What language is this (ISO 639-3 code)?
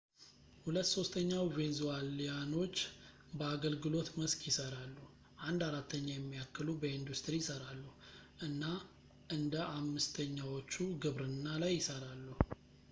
amh